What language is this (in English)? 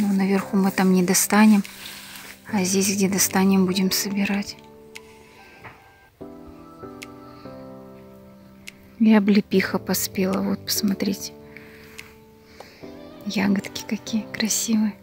Russian